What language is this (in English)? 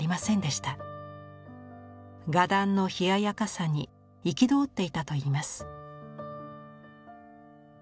Japanese